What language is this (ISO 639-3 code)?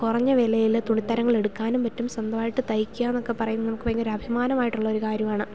mal